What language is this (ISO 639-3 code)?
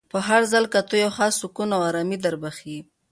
pus